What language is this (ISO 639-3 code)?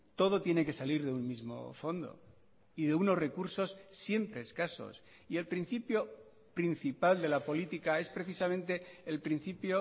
spa